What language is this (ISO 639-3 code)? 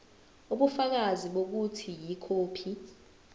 zul